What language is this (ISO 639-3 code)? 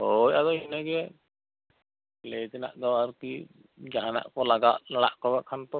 sat